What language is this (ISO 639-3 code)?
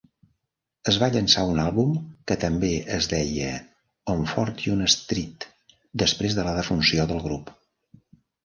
cat